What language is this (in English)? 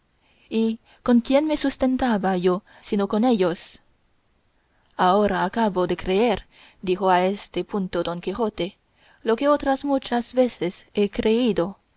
Spanish